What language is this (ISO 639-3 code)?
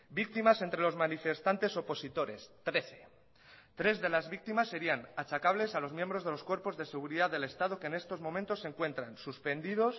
spa